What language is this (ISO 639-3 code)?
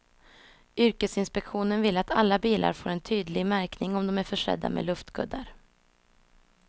swe